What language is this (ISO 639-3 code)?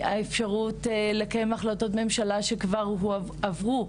heb